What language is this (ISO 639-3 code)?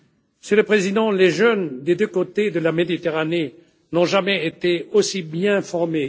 fra